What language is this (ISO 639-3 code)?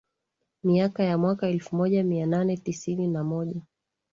swa